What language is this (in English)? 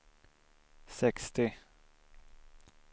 Swedish